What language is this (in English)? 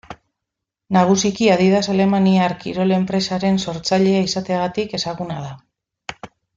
Basque